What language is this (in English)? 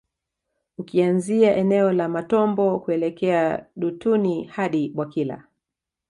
Swahili